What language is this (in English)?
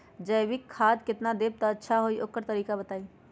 Magahi